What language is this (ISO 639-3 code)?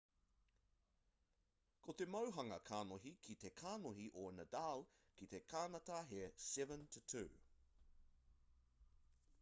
mri